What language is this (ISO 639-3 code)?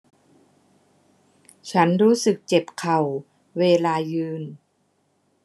tha